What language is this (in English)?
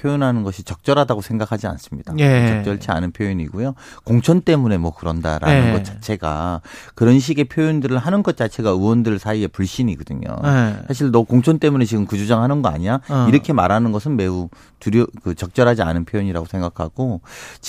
Korean